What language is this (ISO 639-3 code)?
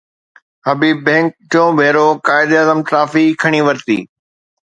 snd